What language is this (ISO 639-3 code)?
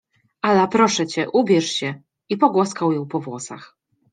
pol